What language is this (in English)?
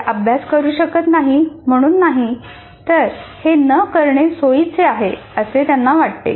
Marathi